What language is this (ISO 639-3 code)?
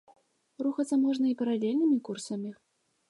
bel